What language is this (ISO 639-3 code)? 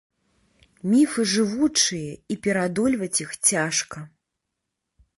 bel